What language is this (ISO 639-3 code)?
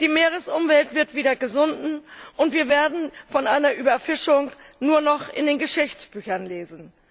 deu